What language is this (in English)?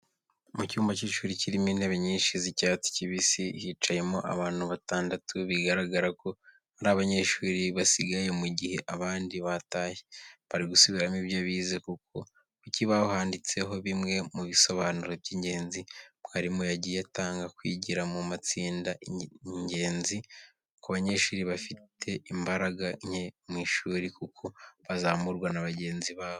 Kinyarwanda